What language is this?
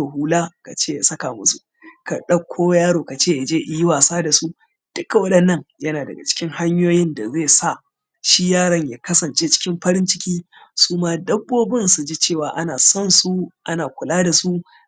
Hausa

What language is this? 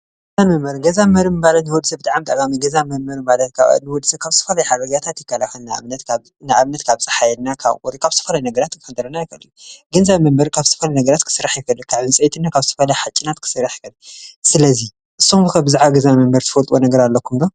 Tigrinya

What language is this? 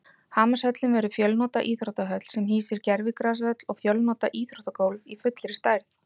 Icelandic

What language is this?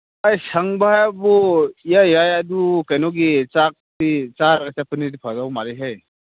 Manipuri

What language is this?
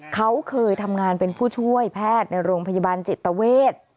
Thai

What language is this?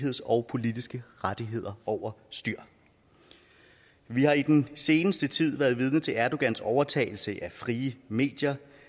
Danish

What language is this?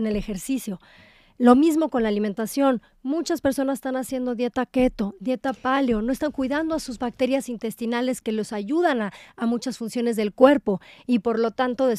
Spanish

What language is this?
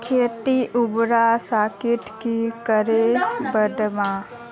Magahi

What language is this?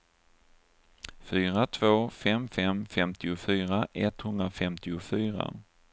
Swedish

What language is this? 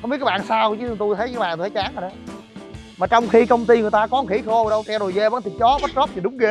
Vietnamese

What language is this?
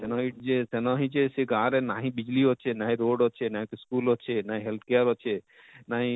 Odia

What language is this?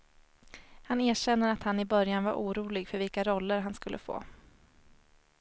Swedish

